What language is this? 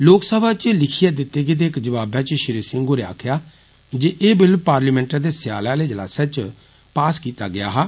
Dogri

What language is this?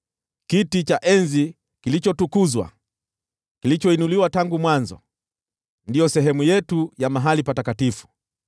Swahili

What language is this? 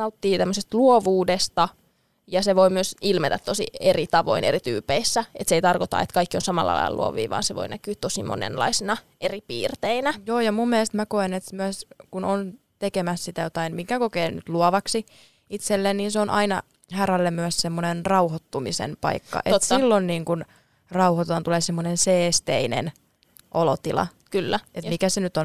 Finnish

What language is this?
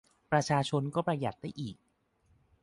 Thai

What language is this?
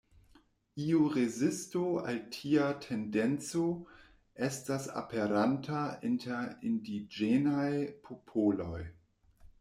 Esperanto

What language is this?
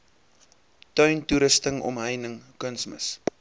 Afrikaans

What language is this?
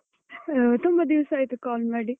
Kannada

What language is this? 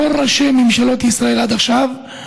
Hebrew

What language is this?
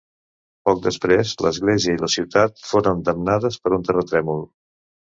Catalan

